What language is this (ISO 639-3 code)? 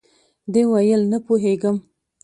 pus